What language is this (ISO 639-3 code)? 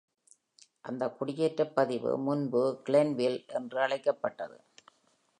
tam